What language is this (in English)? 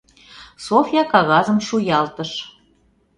Mari